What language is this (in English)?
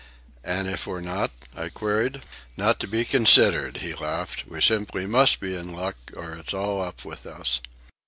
English